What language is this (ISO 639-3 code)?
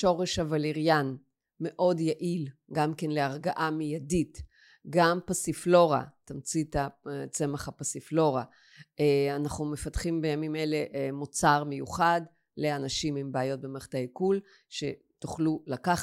heb